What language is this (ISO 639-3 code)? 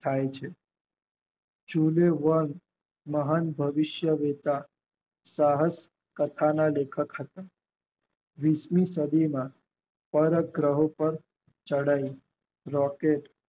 guj